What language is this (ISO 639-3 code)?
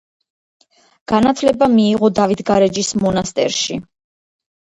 kat